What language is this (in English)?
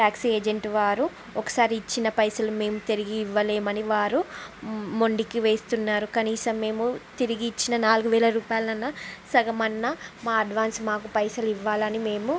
Telugu